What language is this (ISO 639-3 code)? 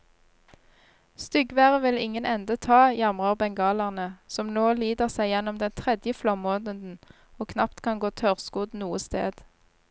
nor